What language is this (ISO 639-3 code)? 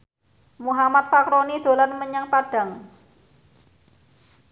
jav